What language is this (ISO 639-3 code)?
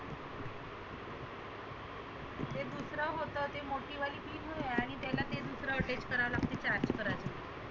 mar